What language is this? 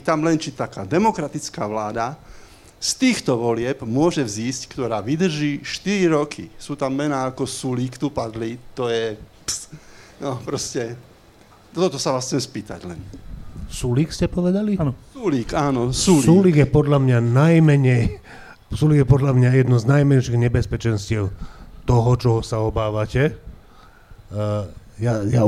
Slovak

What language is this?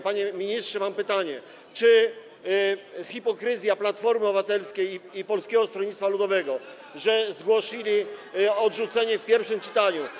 Polish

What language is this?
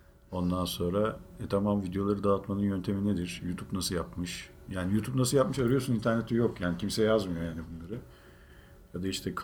Turkish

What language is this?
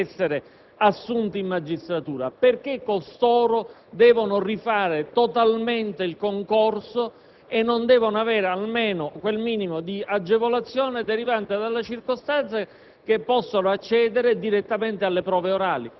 Italian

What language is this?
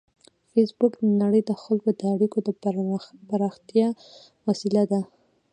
Pashto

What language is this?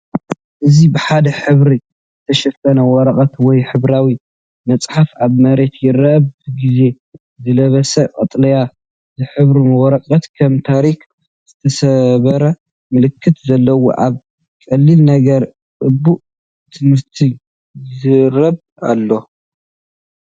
Tigrinya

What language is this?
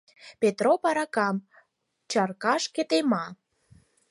Mari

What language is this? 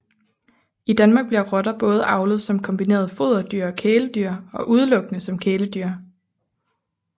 Danish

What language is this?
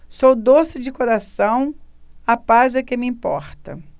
Portuguese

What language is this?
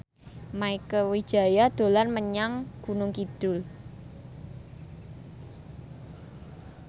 Javanese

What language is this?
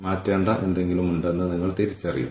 Malayalam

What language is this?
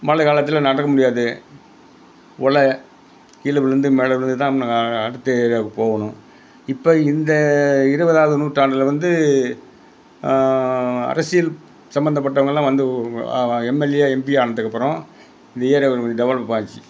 Tamil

